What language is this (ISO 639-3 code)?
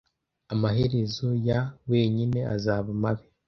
kin